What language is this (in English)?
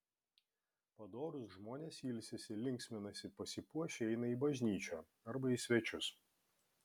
Lithuanian